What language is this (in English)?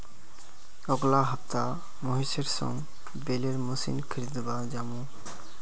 Magahi